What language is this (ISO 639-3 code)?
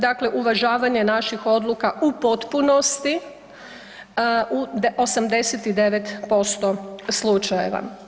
hrv